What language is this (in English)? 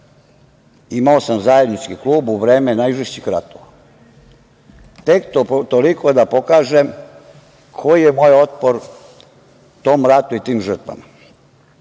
Serbian